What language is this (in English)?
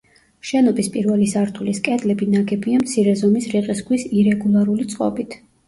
Georgian